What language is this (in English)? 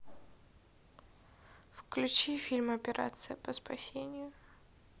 Russian